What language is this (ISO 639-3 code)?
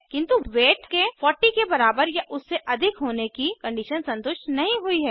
hin